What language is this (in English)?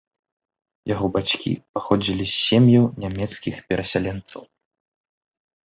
Belarusian